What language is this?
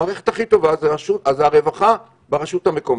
Hebrew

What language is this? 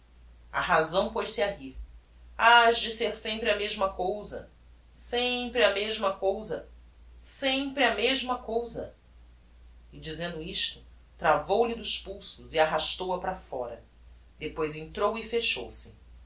Portuguese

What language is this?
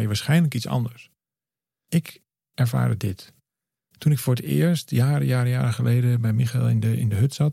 Dutch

